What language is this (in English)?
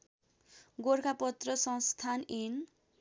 Nepali